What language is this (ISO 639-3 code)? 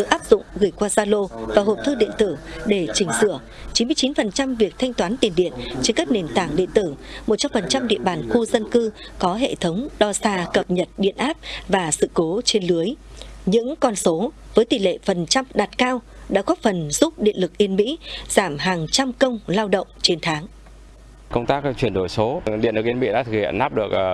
vie